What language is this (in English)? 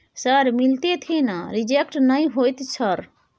Maithili